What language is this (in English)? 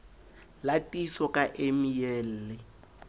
Southern Sotho